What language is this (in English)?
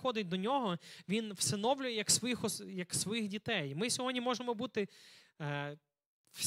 Ukrainian